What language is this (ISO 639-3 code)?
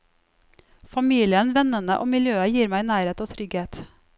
nor